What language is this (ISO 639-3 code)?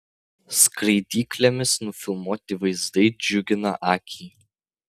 lit